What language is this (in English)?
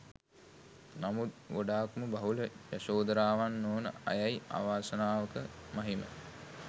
Sinhala